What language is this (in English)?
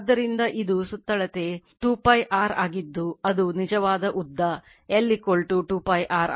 Kannada